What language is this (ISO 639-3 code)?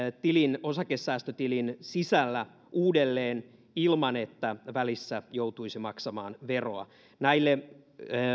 fin